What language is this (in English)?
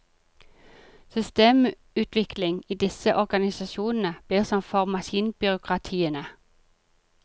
Norwegian